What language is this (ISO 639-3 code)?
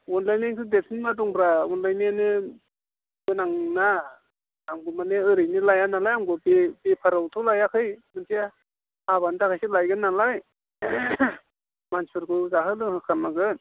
brx